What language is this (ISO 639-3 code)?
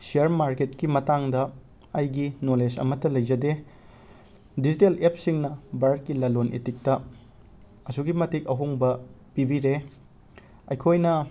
mni